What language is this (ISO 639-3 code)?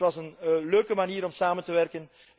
nld